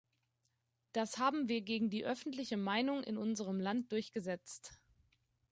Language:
German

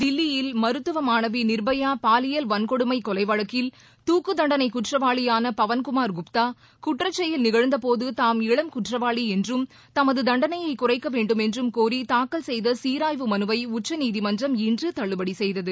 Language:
Tamil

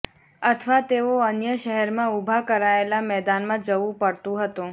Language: Gujarati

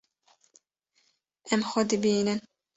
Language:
Kurdish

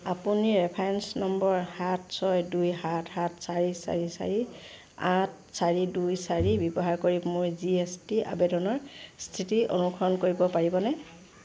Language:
Assamese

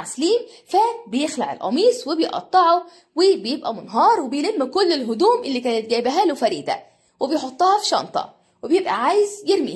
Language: Arabic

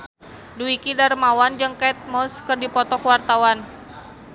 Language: Sundanese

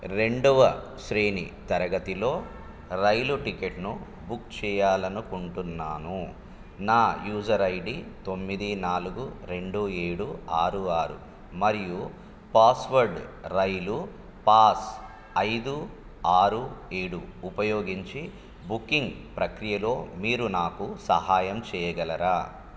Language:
Telugu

